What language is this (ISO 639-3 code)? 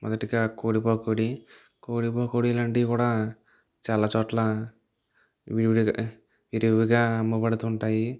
tel